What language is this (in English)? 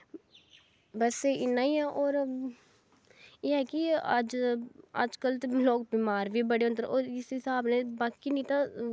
Dogri